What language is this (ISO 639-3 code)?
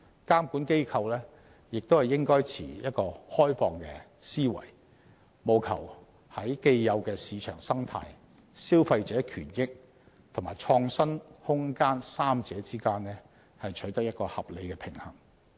yue